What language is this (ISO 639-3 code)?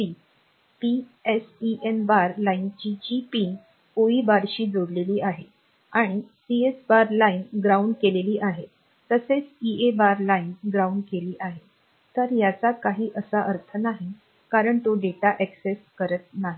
mar